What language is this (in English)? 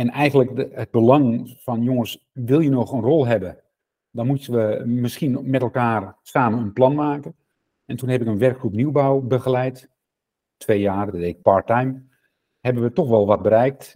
Dutch